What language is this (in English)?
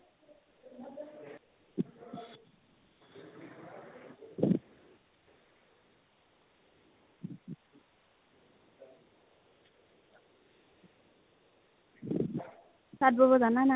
Assamese